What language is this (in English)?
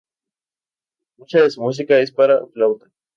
Spanish